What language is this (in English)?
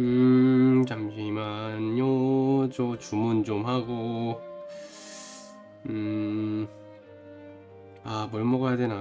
Korean